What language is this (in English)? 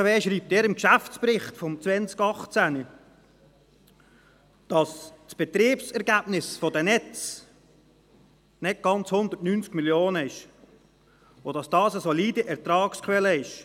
Swiss German